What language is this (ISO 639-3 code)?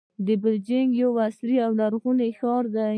pus